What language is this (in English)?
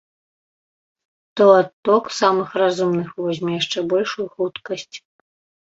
Belarusian